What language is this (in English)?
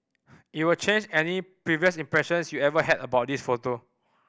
English